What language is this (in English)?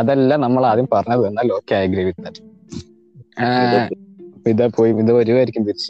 Malayalam